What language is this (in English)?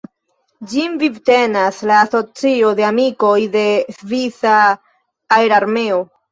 Esperanto